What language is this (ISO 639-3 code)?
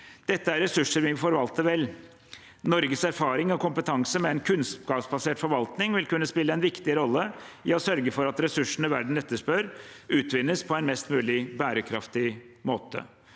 nor